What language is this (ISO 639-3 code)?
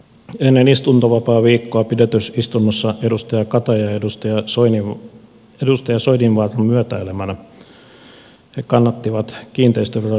fin